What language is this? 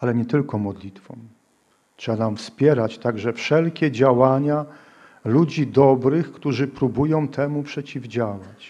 Polish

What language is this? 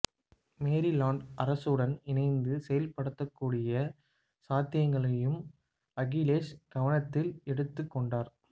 Tamil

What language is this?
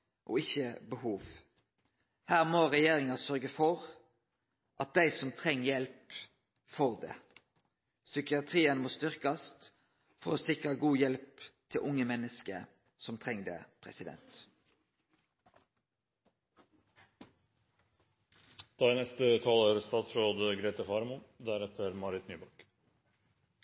Norwegian Nynorsk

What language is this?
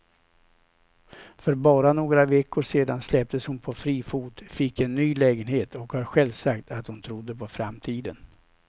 Swedish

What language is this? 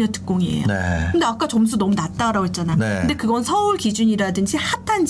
Korean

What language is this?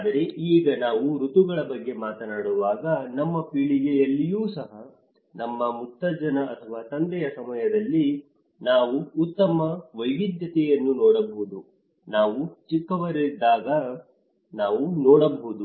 Kannada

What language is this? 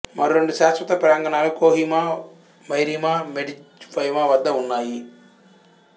Telugu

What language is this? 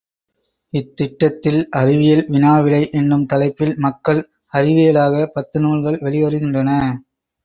Tamil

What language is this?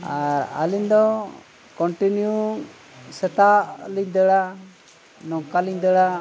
Santali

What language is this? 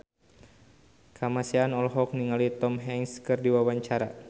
Sundanese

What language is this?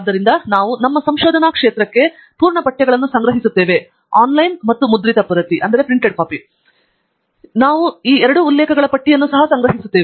Kannada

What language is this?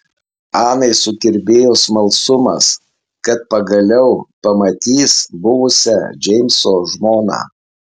Lithuanian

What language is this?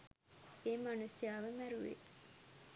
Sinhala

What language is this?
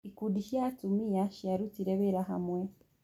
Kikuyu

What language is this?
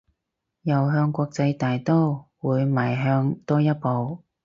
Cantonese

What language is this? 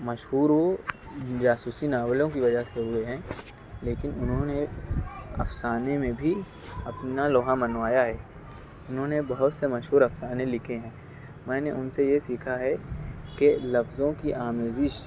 Urdu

